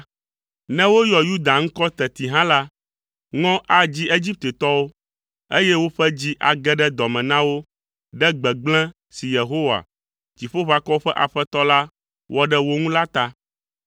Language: Ewe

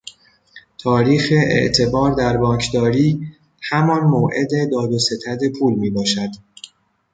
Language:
Persian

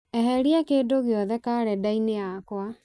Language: Kikuyu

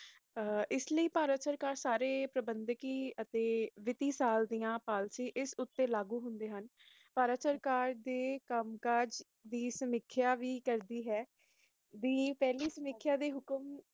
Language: Punjabi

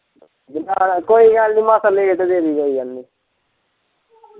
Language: Punjabi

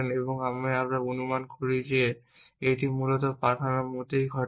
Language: Bangla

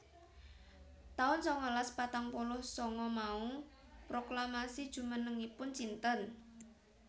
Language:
Javanese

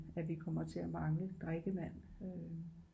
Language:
Danish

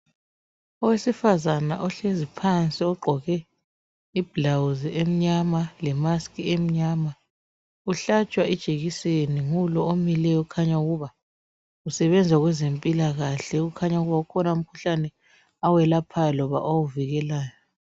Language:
North Ndebele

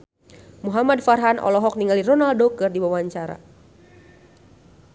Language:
Sundanese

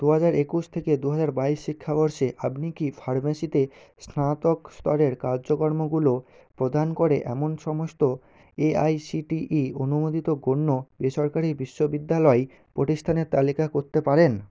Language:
Bangla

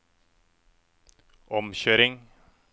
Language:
Norwegian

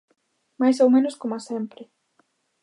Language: Galician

